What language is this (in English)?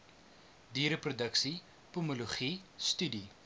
Afrikaans